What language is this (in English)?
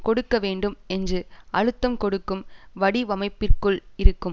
Tamil